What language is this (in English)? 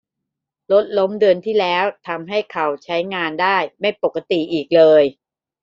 Thai